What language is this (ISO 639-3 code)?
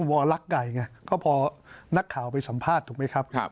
tha